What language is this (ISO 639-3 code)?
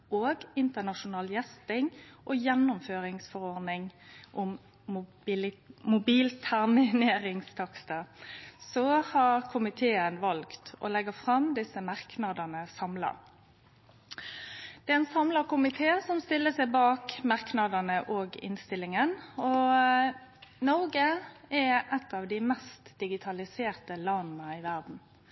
nno